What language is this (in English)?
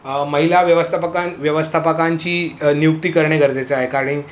Marathi